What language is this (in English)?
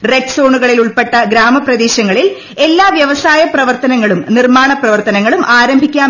Malayalam